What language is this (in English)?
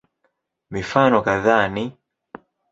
Swahili